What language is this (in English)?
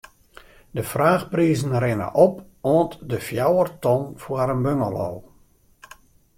Western Frisian